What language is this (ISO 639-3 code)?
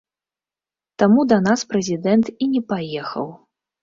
bel